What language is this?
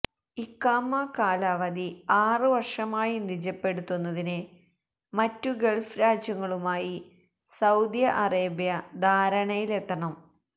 Malayalam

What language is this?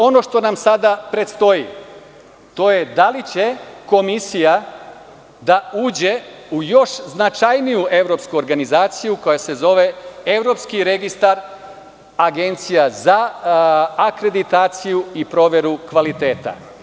Serbian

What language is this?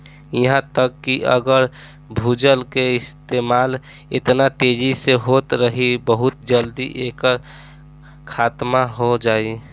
Bhojpuri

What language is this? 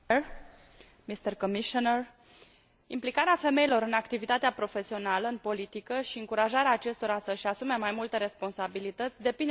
Romanian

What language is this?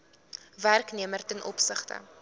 Afrikaans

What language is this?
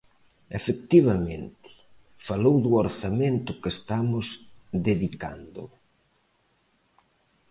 Galician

